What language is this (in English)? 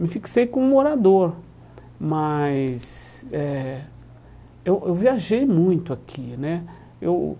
Portuguese